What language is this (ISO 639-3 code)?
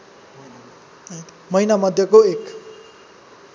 nep